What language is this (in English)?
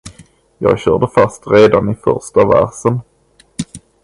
Swedish